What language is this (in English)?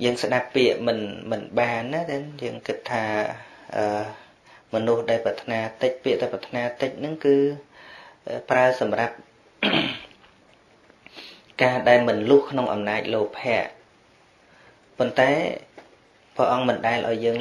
Vietnamese